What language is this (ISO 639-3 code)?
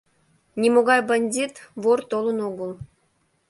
chm